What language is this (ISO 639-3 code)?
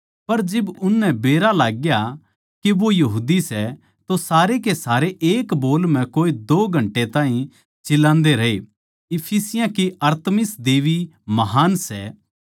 bgc